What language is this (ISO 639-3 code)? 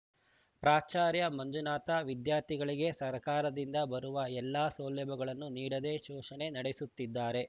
kan